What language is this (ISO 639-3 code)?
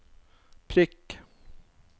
nor